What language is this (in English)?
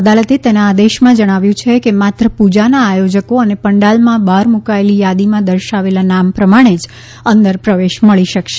Gujarati